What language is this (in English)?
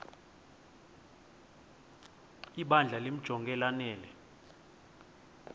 Xhosa